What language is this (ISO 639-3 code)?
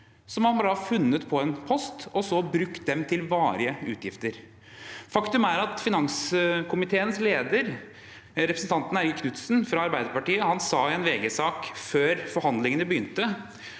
nor